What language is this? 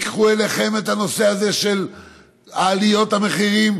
Hebrew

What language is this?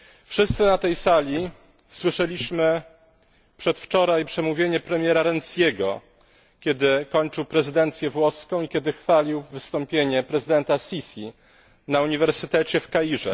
Polish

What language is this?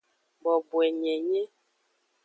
Aja (Benin)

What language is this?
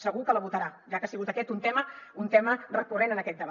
Catalan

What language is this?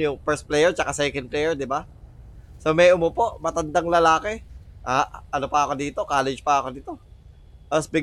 Filipino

